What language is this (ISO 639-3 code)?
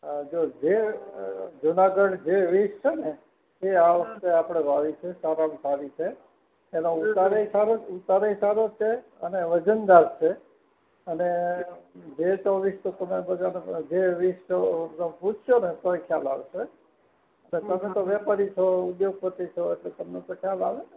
guj